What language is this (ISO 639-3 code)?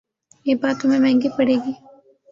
urd